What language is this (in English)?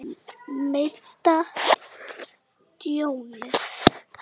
Icelandic